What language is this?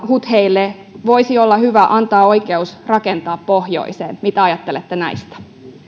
Finnish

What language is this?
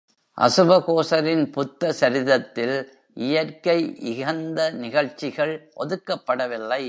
Tamil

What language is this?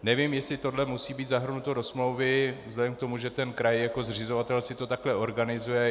Czech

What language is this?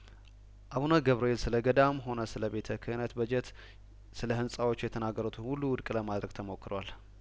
Amharic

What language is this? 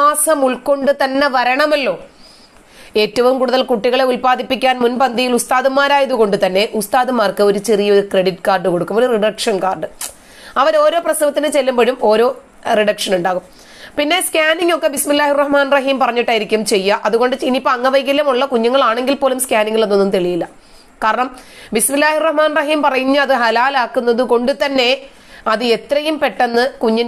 Malayalam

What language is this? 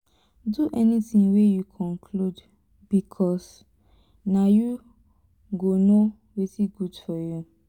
Nigerian Pidgin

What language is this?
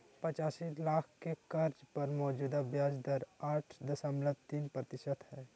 Magahi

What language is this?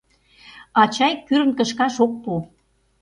Mari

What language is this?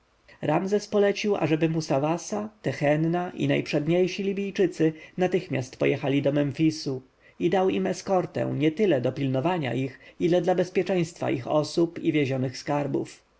Polish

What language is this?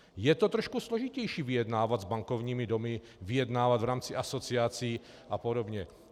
Czech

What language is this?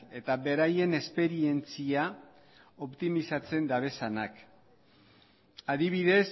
Basque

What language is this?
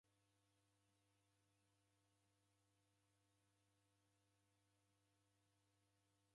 Taita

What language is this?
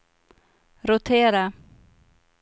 Swedish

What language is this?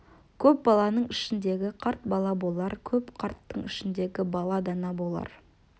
Kazakh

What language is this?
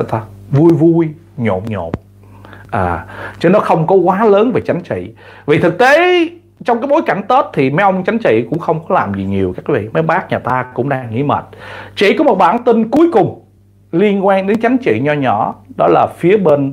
Vietnamese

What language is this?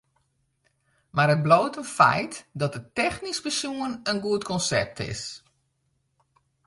Western Frisian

